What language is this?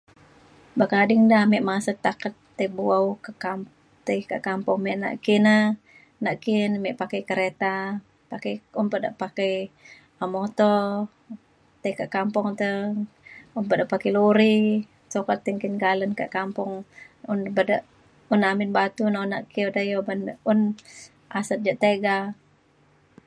Mainstream Kenyah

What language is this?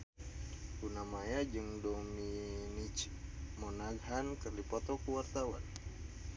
Sundanese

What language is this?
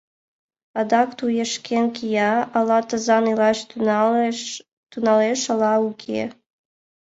Mari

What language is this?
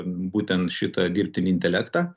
Lithuanian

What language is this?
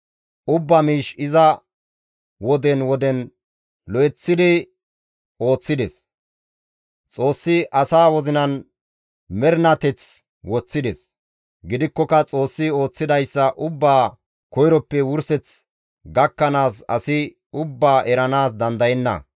Gamo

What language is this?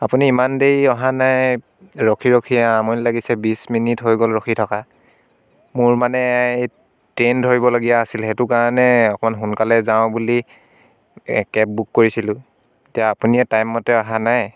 Assamese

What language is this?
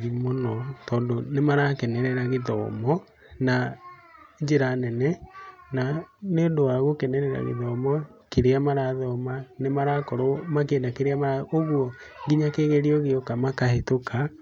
Kikuyu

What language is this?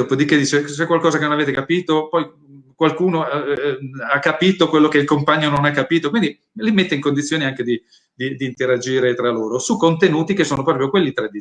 Italian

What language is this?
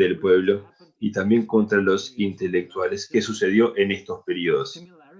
Spanish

